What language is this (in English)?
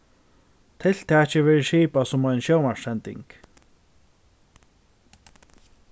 Faroese